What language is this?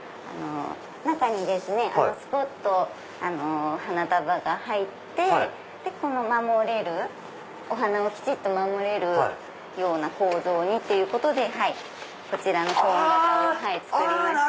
Japanese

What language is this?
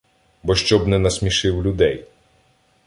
Ukrainian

